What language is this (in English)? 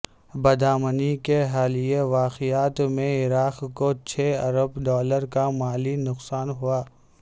Urdu